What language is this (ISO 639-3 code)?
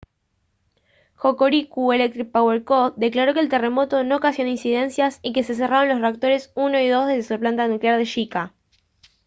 spa